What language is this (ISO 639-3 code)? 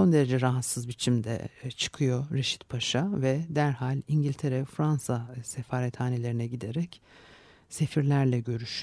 tur